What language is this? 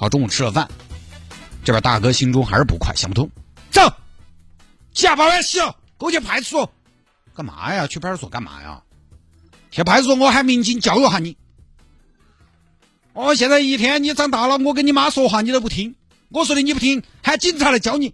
Chinese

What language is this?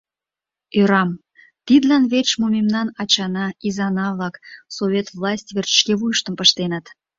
Mari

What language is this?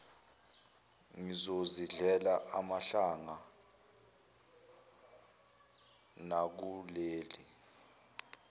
Zulu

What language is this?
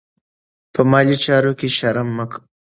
Pashto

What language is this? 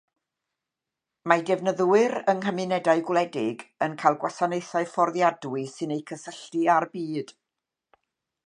Welsh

